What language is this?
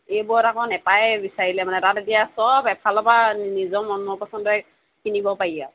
Assamese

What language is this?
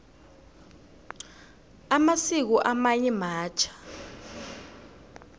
South Ndebele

